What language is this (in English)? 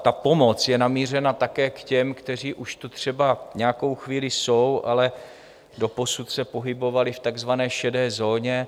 Czech